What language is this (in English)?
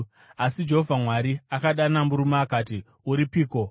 Shona